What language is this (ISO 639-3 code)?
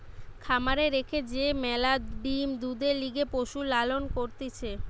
ben